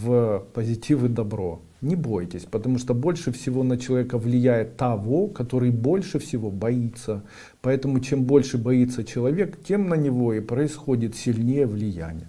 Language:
Russian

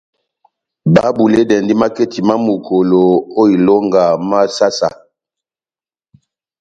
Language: Batanga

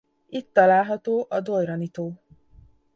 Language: Hungarian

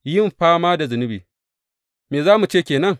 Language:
Hausa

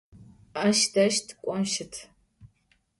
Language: Adyghe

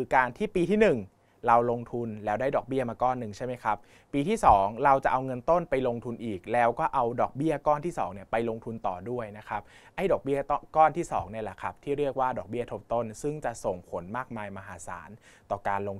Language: Thai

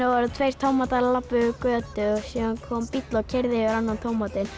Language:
Icelandic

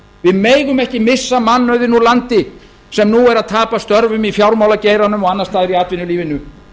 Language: Icelandic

